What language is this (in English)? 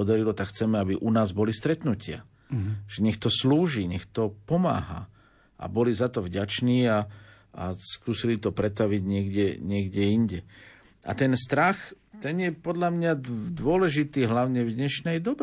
Slovak